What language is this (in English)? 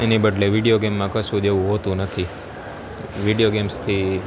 Gujarati